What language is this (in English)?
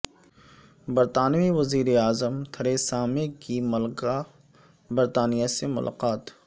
Urdu